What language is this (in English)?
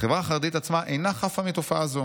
Hebrew